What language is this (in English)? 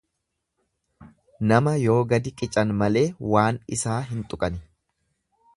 Oromo